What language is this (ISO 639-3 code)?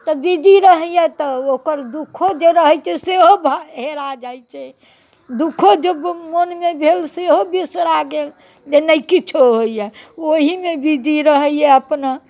mai